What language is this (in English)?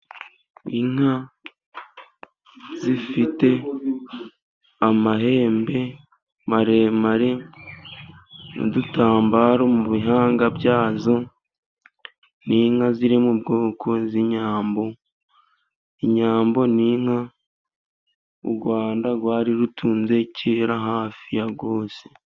Kinyarwanda